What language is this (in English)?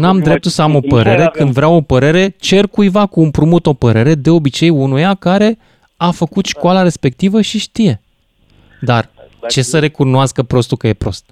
Romanian